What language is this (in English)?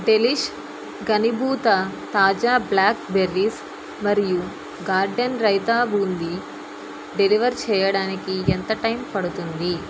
Telugu